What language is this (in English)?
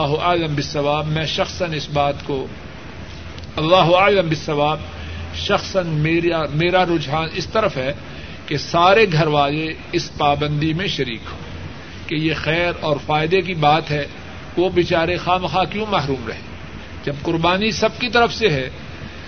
Urdu